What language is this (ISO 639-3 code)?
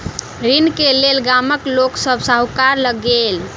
mai